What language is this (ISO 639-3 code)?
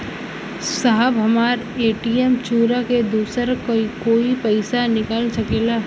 bho